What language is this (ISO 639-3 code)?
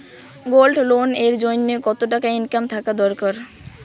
ben